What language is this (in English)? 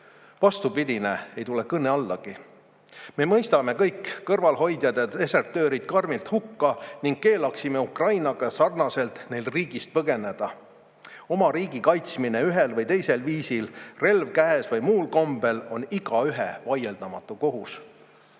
Estonian